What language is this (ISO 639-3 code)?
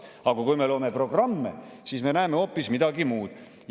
est